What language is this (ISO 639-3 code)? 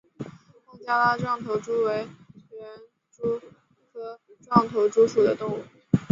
zho